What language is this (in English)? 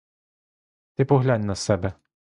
Ukrainian